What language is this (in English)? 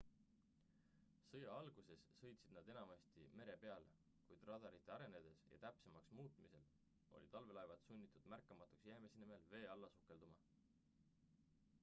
Estonian